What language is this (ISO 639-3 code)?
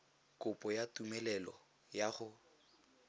tsn